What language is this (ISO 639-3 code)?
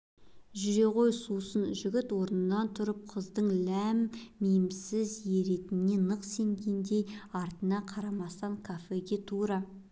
kaz